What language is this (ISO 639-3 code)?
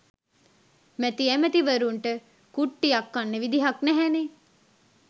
sin